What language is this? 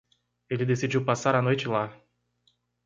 Portuguese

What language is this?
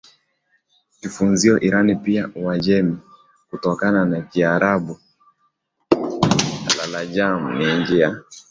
Swahili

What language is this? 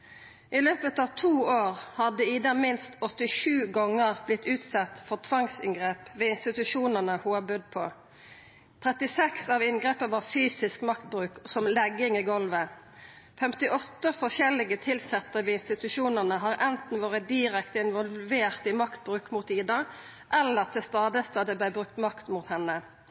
Norwegian Nynorsk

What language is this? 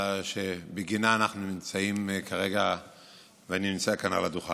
Hebrew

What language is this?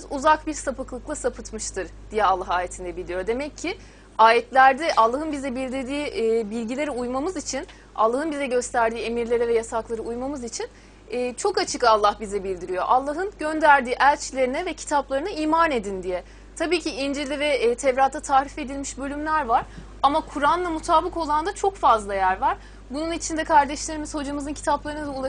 Turkish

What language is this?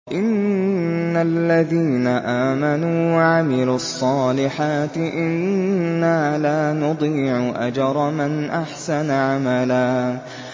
Arabic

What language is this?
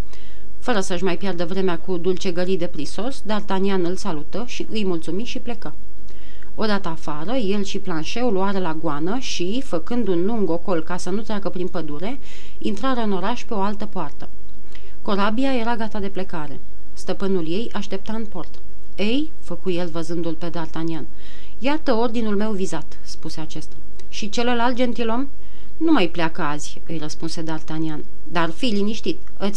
Romanian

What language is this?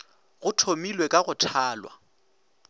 Northern Sotho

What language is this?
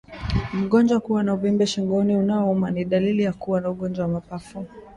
Swahili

